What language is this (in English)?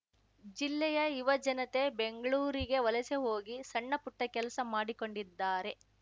Kannada